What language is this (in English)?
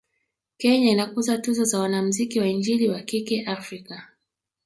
Swahili